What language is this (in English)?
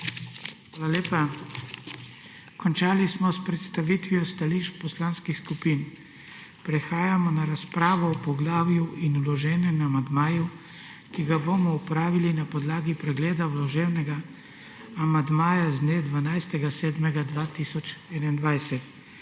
Slovenian